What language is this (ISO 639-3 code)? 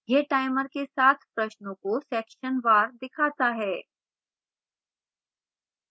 hin